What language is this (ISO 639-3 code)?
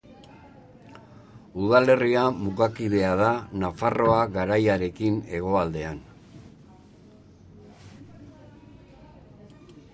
eus